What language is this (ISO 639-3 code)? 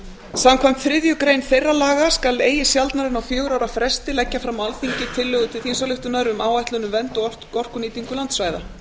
isl